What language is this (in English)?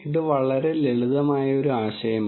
Malayalam